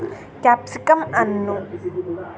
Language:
Kannada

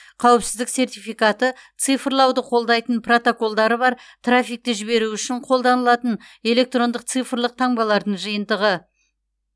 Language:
Kazakh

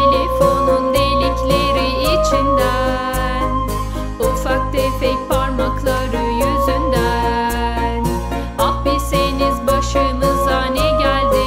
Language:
Turkish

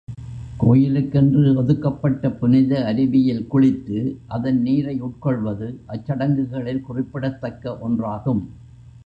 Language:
Tamil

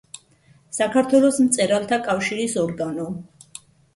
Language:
Georgian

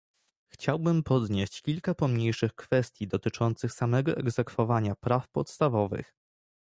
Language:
Polish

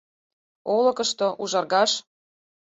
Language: Mari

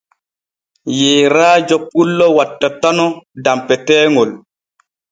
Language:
Borgu Fulfulde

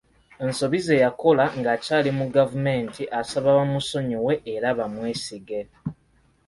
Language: Ganda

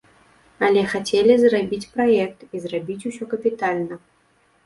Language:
Belarusian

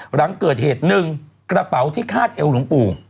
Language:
Thai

